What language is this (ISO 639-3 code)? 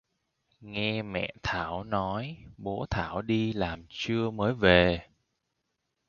vie